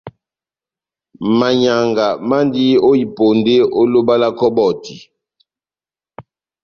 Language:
Batanga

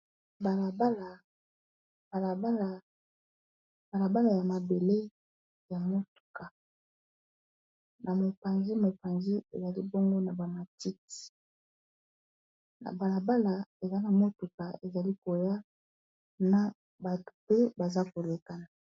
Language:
Lingala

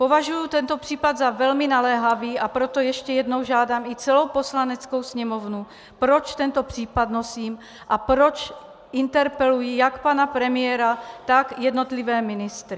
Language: Czech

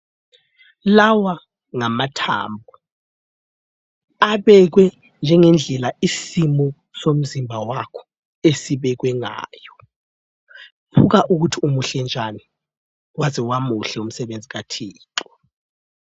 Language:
North Ndebele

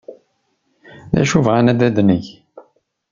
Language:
Kabyle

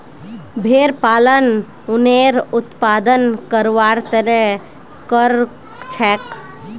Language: Magahi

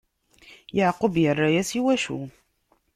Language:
Kabyle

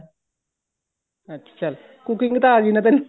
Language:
Punjabi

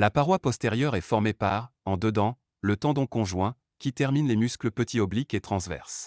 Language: French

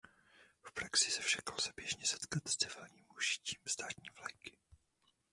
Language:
Czech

